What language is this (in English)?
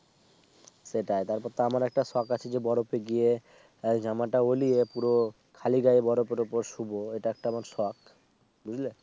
Bangla